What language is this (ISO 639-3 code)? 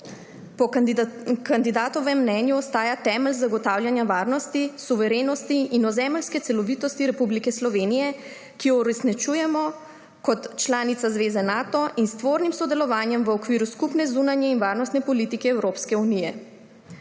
slv